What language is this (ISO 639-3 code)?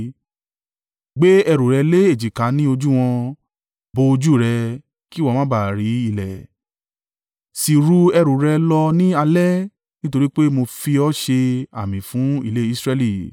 yor